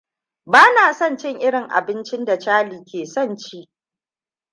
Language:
Hausa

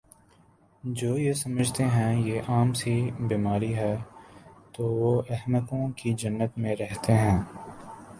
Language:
Urdu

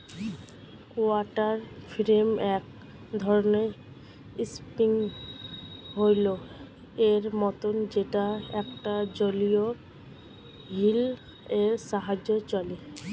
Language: Bangla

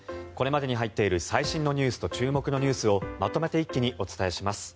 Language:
Japanese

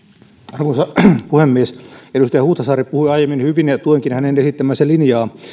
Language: Finnish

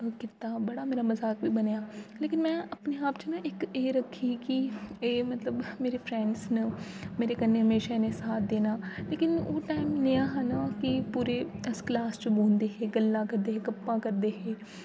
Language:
Dogri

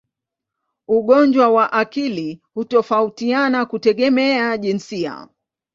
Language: Swahili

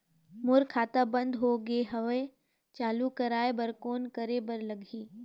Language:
Chhattisgarhi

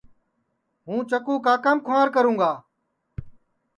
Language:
Sansi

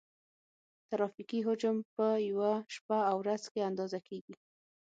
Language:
Pashto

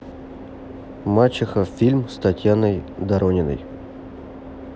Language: Russian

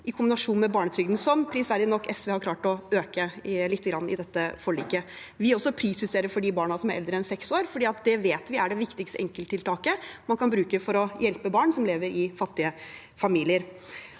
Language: Norwegian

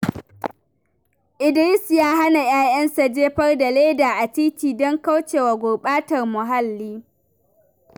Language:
Hausa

